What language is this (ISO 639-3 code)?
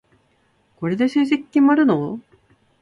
jpn